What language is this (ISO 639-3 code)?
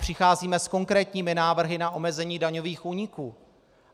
ces